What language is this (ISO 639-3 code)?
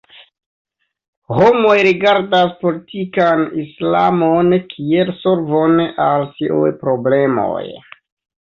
epo